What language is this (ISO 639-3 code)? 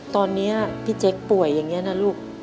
tha